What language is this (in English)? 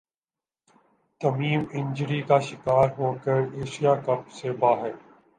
Urdu